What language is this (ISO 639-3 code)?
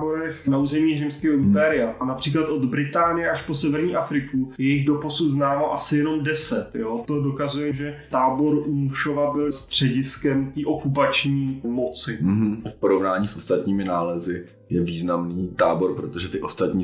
ces